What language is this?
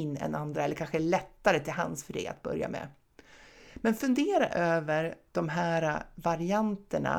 Swedish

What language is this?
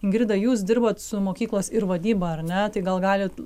Lithuanian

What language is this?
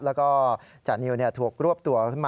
Thai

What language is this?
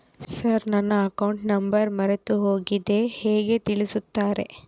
Kannada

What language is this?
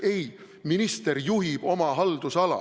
Estonian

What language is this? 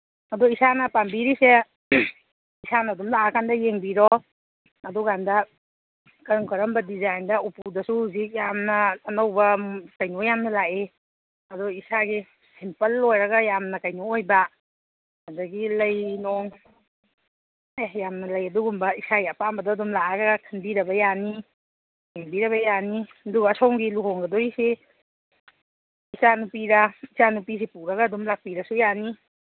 Manipuri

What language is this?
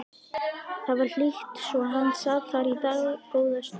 Icelandic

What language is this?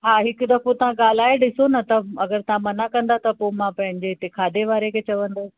Sindhi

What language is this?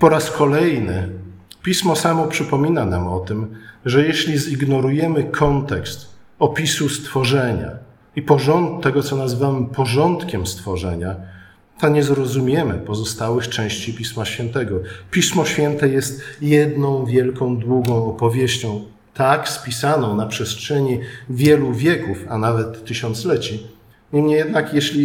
Polish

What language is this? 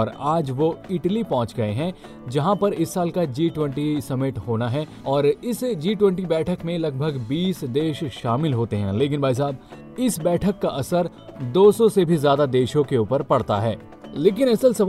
Hindi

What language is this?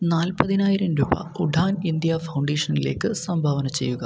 Malayalam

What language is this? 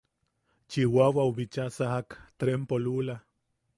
Yaqui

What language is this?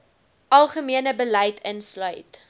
Afrikaans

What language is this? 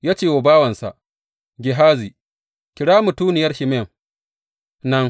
Hausa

